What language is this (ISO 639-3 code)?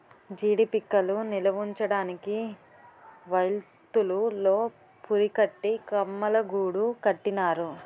tel